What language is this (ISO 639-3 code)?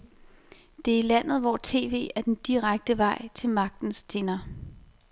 dan